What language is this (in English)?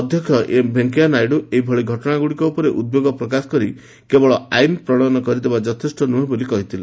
Odia